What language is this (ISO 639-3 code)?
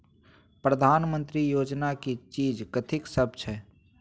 mai